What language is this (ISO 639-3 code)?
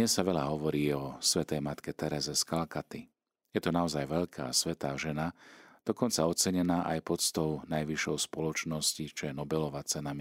slk